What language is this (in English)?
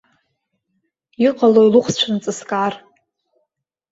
Abkhazian